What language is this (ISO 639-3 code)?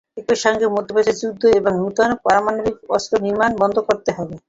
ben